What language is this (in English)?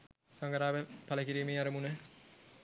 Sinhala